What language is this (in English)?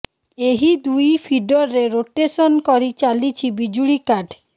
Odia